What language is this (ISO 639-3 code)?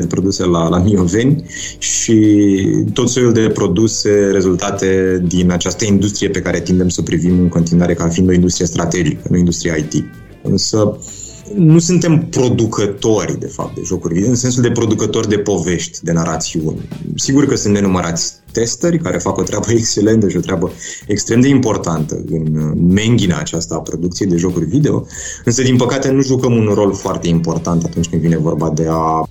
ron